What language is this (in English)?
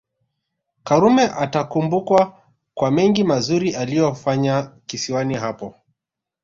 Swahili